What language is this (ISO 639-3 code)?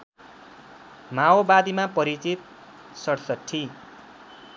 nep